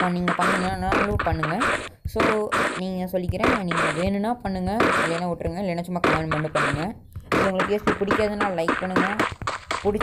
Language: Romanian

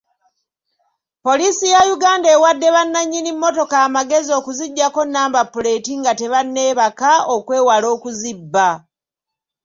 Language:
Ganda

